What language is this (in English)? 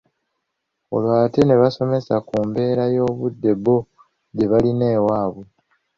Ganda